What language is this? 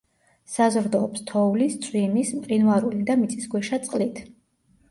Georgian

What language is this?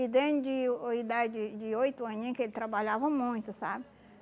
Portuguese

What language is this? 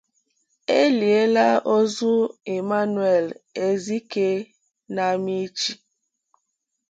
Igbo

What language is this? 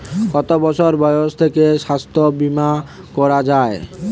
Bangla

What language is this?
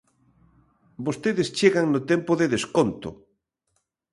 Galician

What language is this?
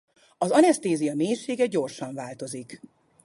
Hungarian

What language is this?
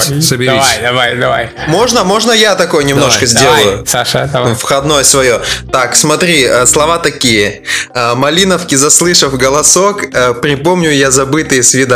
Russian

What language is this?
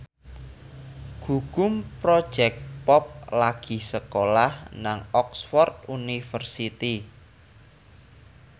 Javanese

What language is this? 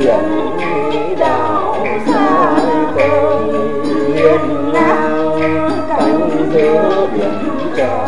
Vietnamese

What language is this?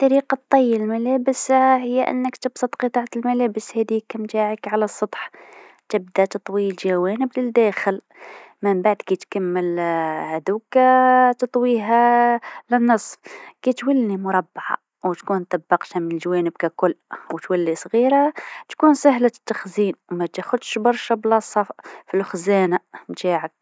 Tunisian Arabic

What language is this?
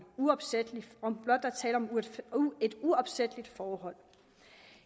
Danish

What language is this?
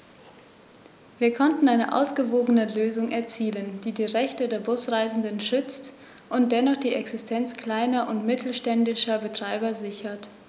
German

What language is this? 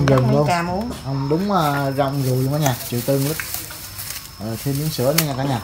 Vietnamese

